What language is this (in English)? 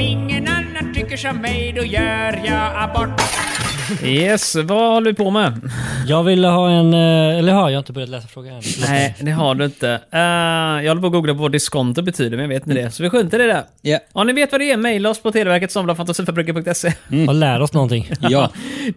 Swedish